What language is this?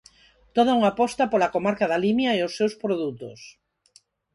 Galician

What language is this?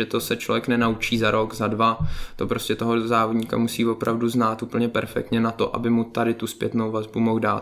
Czech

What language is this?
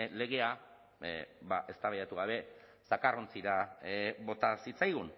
Basque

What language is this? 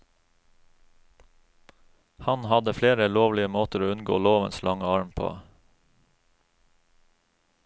Norwegian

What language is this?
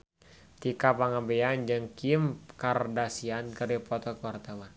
Sundanese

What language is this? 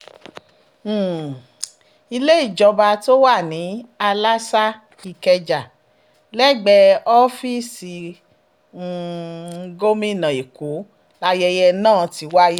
Yoruba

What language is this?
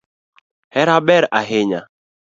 Luo (Kenya and Tanzania)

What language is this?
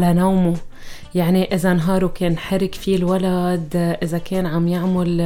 Arabic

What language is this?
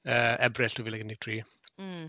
Welsh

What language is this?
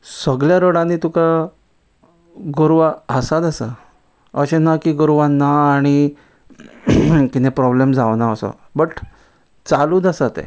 Konkani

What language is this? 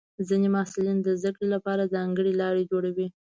Pashto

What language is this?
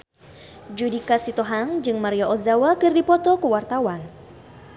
Sundanese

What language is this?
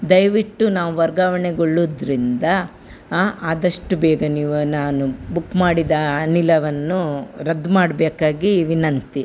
Kannada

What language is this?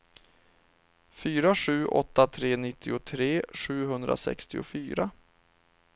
Swedish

